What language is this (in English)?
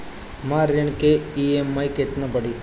Bhojpuri